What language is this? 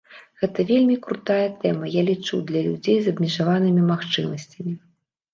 Belarusian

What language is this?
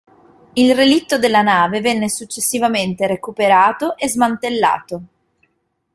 Italian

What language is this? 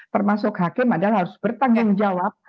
Indonesian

